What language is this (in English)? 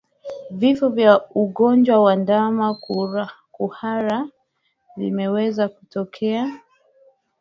Swahili